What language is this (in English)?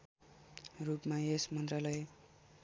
Nepali